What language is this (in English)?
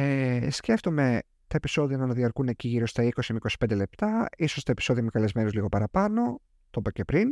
Greek